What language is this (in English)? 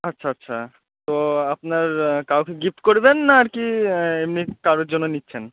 Bangla